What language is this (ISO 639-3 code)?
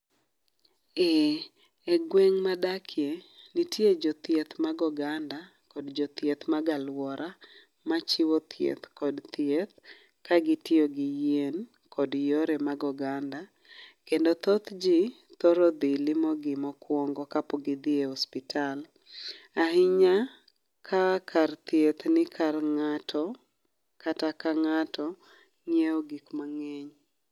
luo